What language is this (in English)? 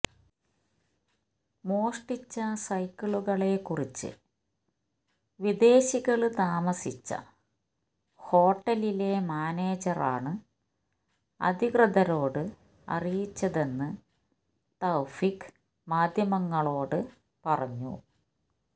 Malayalam